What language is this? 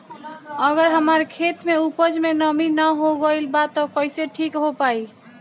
Bhojpuri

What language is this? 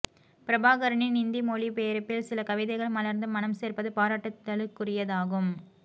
Tamil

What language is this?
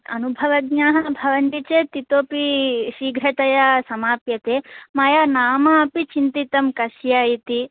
Sanskrit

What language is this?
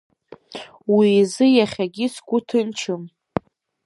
Abkhazian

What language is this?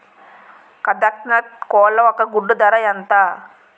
Telugu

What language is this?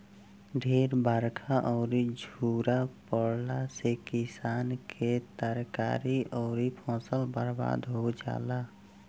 Bhojpuri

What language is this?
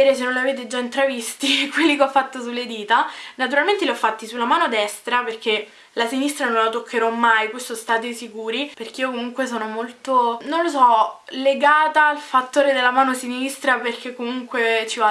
Italian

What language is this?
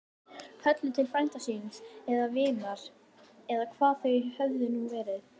Icelandic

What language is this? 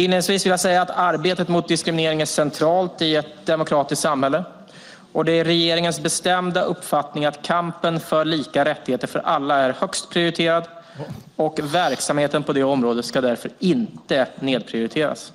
Swedish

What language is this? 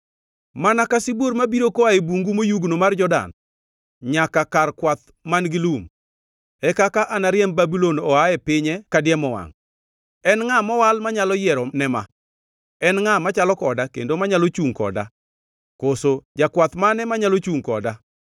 Luo (Kenya and Tanzania)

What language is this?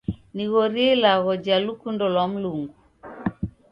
Taita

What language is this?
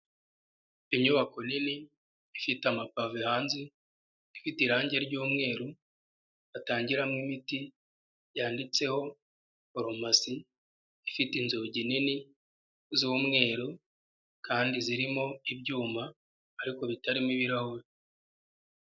Kinyarwanda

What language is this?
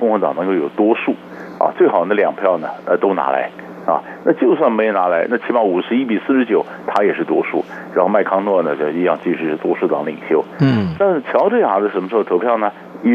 Chinese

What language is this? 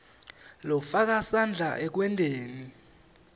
Swati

